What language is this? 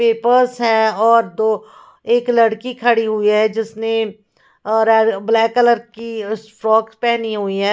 Hindi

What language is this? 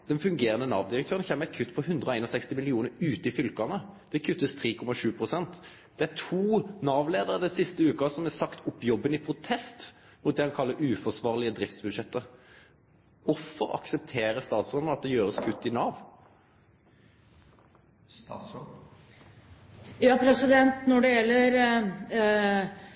Norwegian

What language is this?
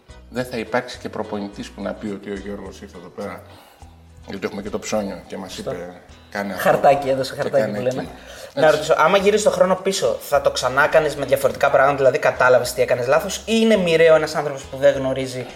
Greek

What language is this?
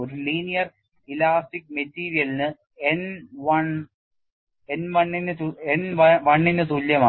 Malayalam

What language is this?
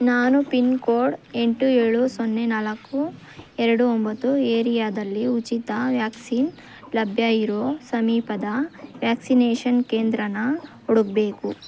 Kannada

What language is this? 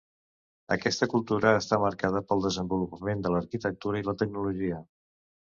Catalan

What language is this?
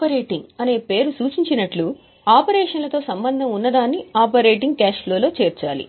Telugu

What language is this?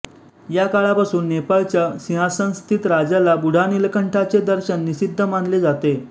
Marathi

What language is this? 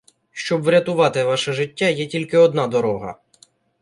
Ukrainian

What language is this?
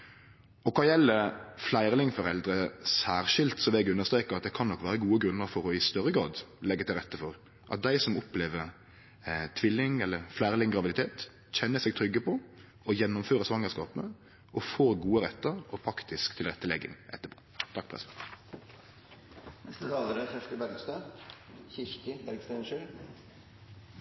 Norwegian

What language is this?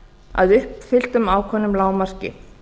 Icelandic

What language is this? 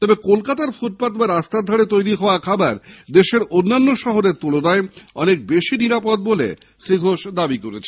Bangla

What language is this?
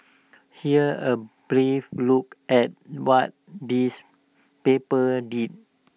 English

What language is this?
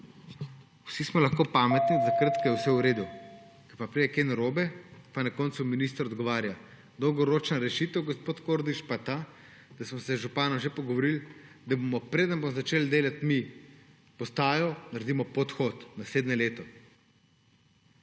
Slovenian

